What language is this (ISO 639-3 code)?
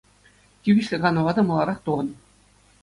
chv